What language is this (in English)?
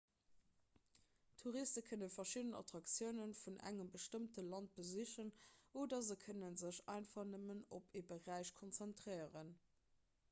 Luxembourgish